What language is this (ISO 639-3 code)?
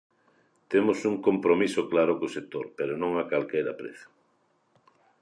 glg